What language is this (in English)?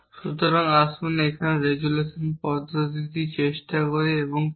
Bangla